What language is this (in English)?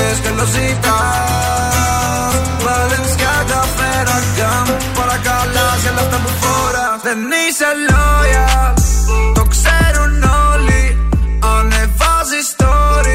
Greek